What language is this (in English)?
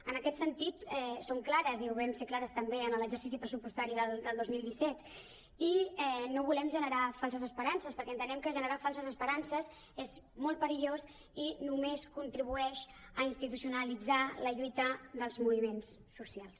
Catalan